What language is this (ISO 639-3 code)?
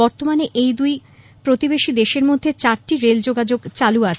ben